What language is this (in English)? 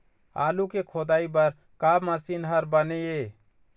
Chhattisgarhi